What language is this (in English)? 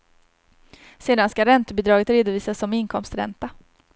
Swedish